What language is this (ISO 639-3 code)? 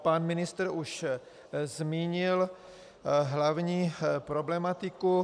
ces